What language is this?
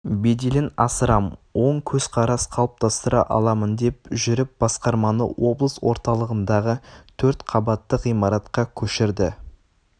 Kazakh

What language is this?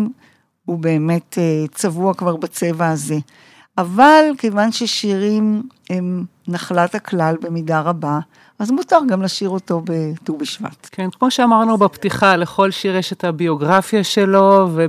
Hebrew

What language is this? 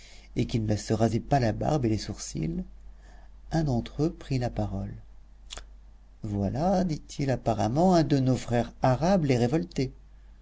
French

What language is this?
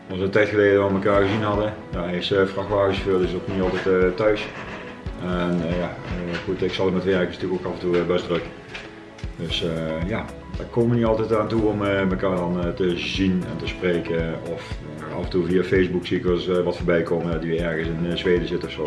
Dutch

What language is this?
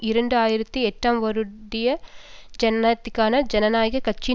Tamil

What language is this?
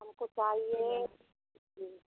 Hindi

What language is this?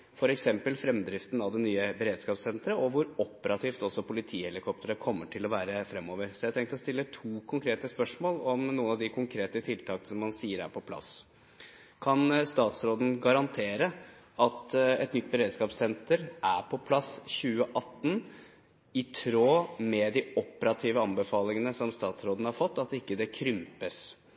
Norwegian Bokmål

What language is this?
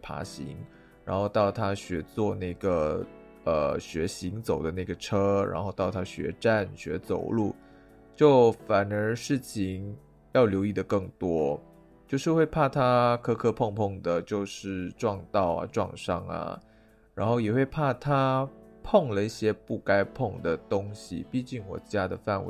Chinese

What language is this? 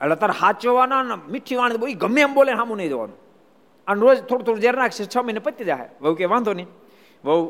Gujarati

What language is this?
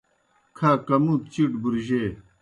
Kohistani Shina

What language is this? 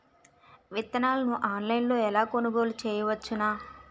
Telugu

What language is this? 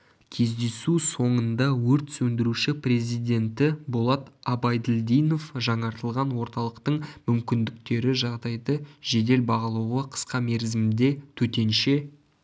Kazakh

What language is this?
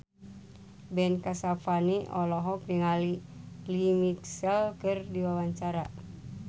Sundanese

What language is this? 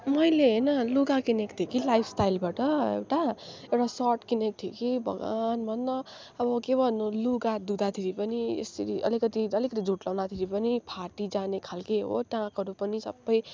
Nepali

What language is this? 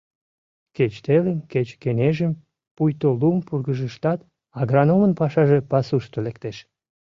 Mari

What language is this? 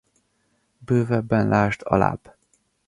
Hungarian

